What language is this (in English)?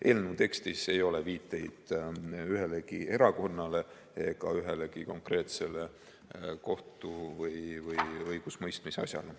Estonian